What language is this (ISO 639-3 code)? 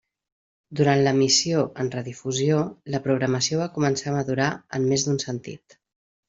cat